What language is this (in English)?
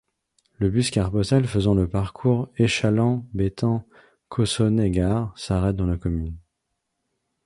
French